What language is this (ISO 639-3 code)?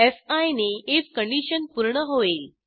mar